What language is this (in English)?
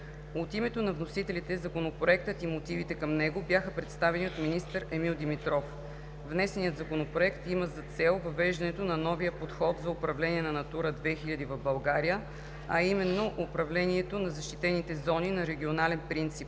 Bulgarian